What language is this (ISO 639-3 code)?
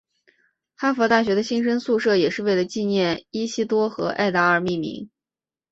zho